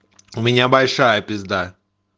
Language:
Russian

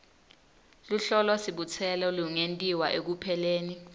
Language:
Swati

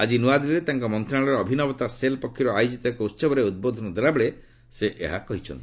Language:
Odia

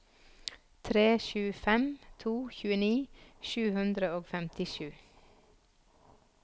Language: Norwegian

